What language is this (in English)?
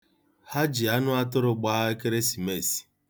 Igbo